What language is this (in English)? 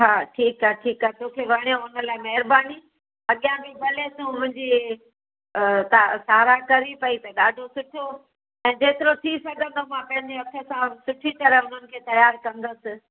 Sindhi